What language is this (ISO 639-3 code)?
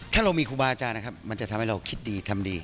tha